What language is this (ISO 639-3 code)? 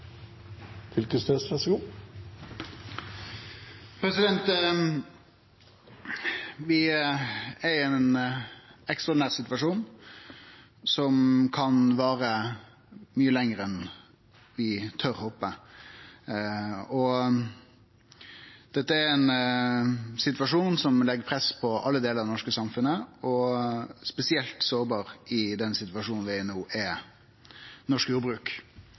nno